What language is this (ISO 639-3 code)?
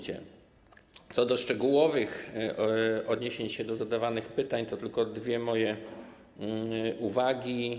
pol